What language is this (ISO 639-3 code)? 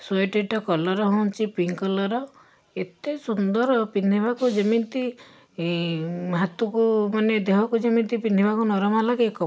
ori